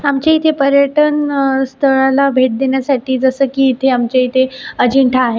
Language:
Marathi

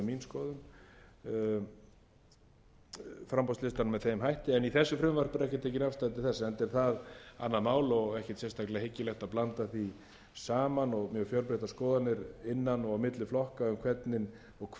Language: Icelandic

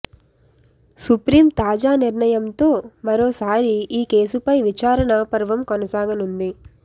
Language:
Telugu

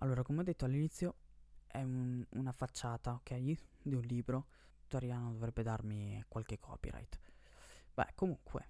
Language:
Italian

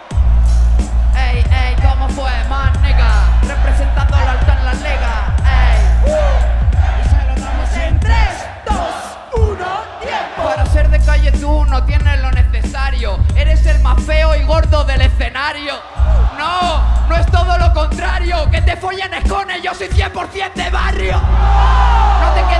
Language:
Spanish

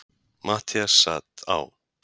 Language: Icelandic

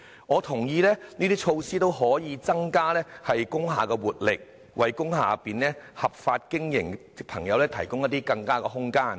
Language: Cantonese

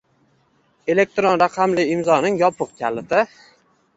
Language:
Uzbek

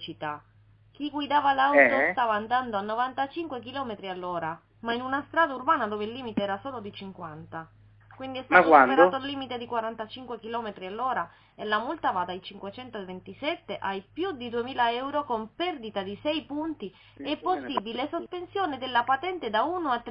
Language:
Italian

